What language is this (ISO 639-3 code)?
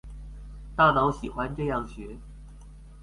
zho